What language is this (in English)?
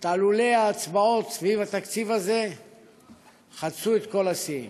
Hebrew